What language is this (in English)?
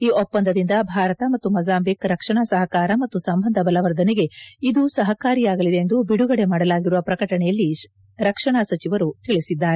Kannada